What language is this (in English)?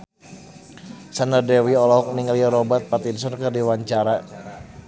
Sundanese